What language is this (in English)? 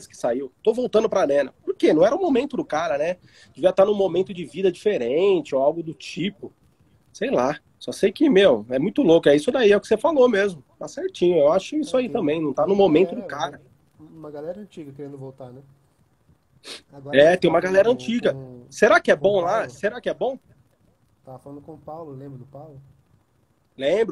Portuguese